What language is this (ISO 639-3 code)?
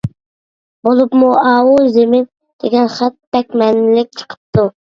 uig